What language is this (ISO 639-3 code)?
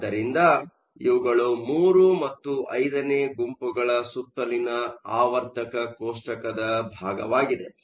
kan